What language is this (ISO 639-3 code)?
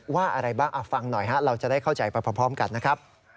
tha